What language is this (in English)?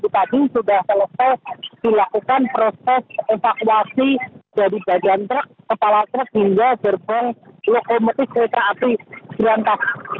Indonesian